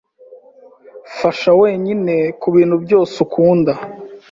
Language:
Kinyarwanda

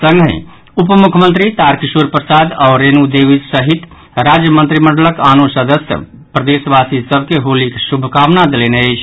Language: Maithili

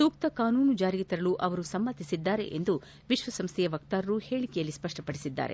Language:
Kannada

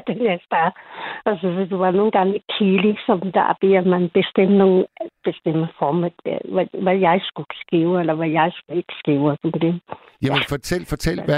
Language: Danish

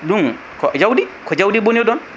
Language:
Fula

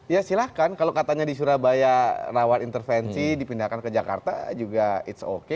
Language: Indonesian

